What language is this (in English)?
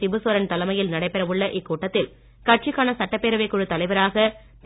Tamil